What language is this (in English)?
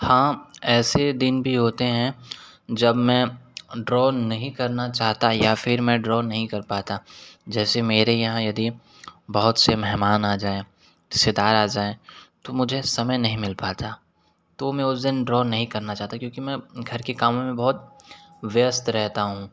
Hindi